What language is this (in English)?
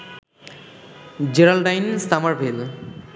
Bangla